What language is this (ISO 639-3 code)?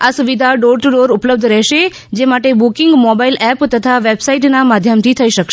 guj